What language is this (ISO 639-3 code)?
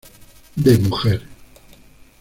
spa